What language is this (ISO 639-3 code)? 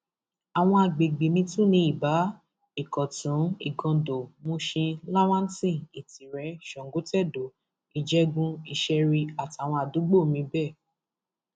yor